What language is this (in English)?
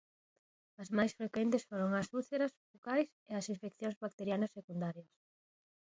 Galician